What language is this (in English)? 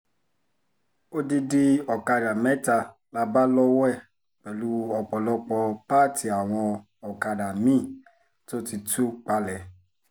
Yoruba